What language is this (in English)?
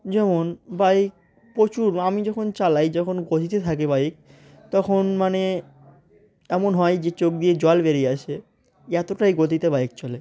Bangla